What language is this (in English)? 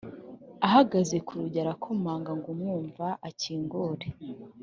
Kinyarwanda